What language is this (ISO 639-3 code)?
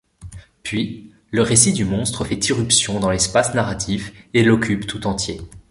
fra